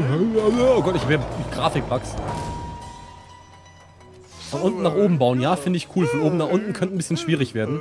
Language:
German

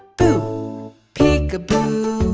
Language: English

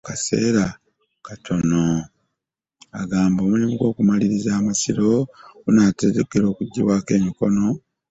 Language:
Ganda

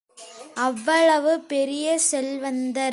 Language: Tamil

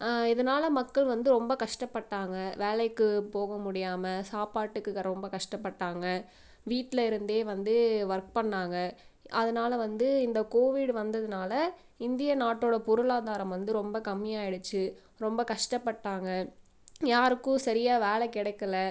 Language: Tamil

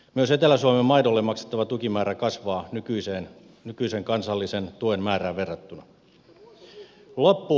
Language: Finnish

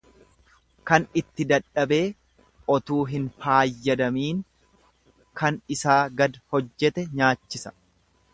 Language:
Oromo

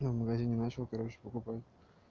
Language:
Russian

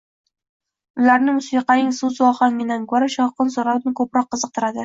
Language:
Uzbek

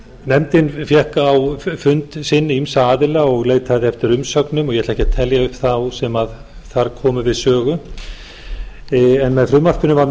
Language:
Icelandic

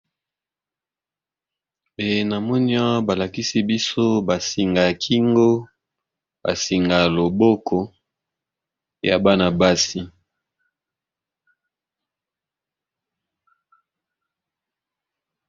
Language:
Lingala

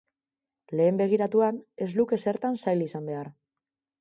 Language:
Basque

